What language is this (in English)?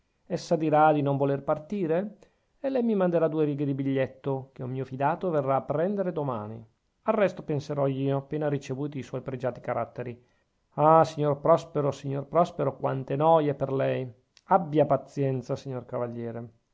Italian